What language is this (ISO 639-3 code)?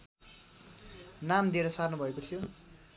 nep